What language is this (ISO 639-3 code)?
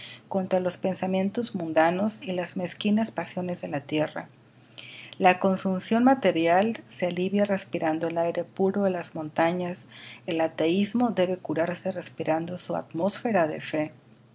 spa